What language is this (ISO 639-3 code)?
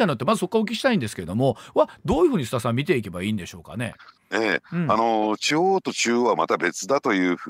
jpn